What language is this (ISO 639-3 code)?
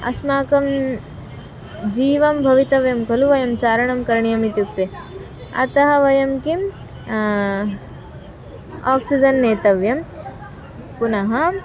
san